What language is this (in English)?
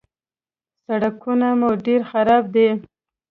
Pashto